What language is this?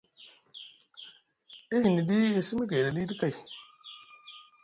Musgu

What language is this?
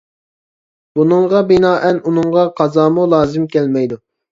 Uyghur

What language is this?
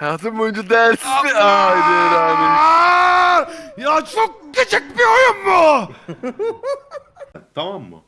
Turkish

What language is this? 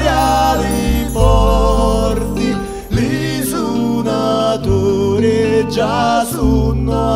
Italian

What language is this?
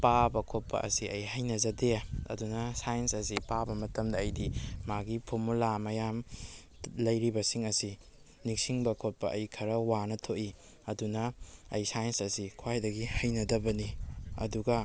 Manipuri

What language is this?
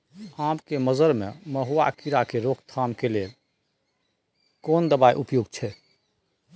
Maithili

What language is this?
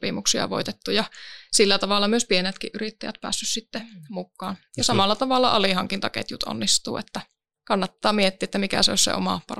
Finnish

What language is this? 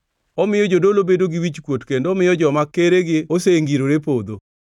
Luo (Kenya and Tanzania)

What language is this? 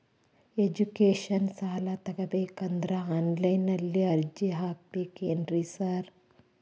Kannada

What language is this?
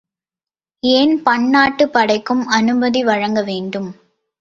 Tamil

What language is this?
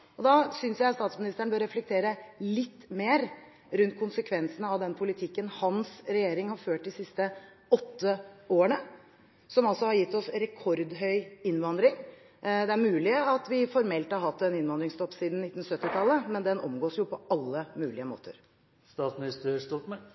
Norwegian Bokmål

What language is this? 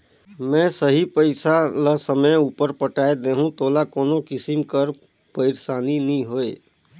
Chhattisgarhi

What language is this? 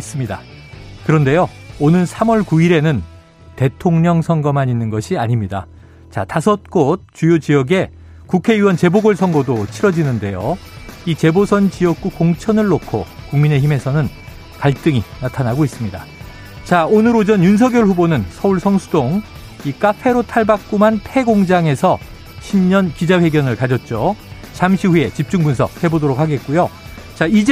Korean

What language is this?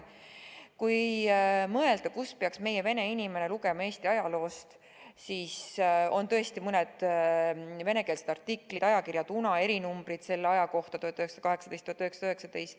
Estonian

